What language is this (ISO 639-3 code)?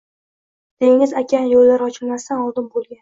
uzb